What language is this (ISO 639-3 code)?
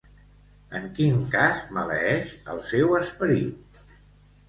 cat